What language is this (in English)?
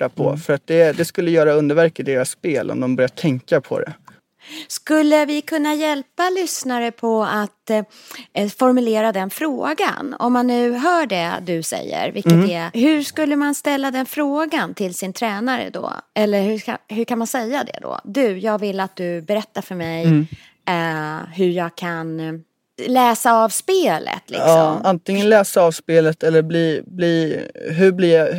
Swedish